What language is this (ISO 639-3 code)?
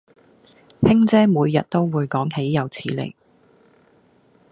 yue